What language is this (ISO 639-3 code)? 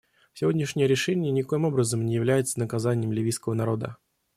rus